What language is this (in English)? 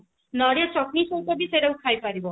Odia